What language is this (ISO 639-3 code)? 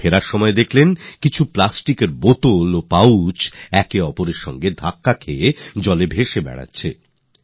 ben